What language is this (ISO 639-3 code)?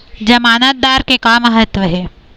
hne